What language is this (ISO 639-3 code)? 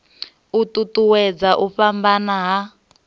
ven